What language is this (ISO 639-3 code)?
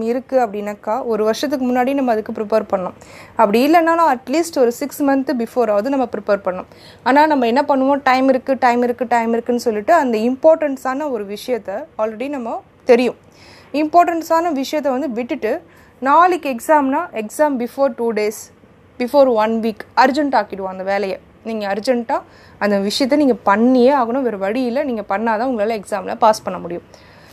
tam